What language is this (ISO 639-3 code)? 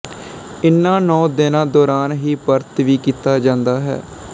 pan